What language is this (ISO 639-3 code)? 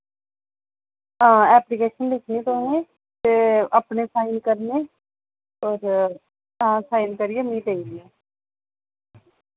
doi